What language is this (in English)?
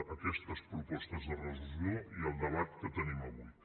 Catalan